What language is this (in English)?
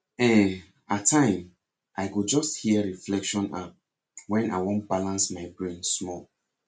Nigerian Pidgin